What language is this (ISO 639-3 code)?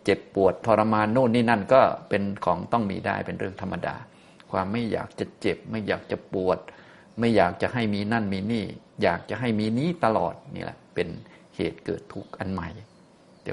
tha